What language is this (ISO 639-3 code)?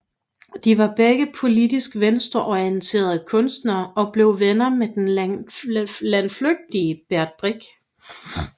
dan